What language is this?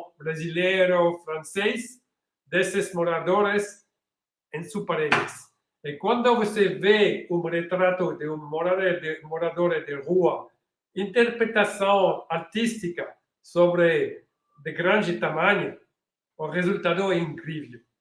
Portuguese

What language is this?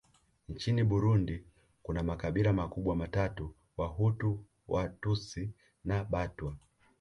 Swahili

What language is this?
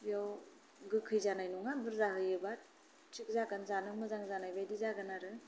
Bodo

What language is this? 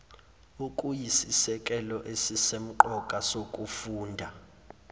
Zulu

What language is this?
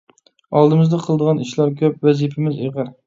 Uyghur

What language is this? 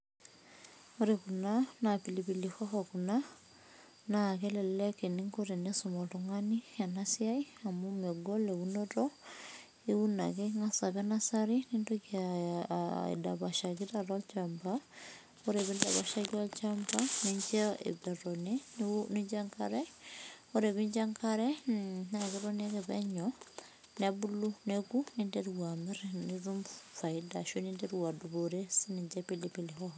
Masai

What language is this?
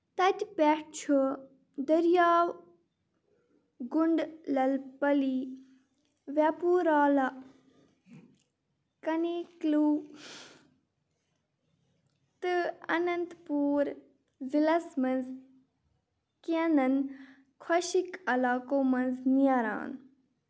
Kashmiri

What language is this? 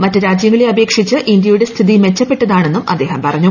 Malayalam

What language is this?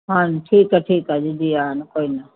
Punjabi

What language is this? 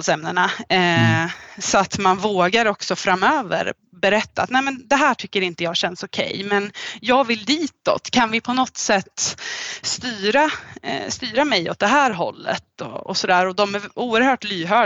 Swedish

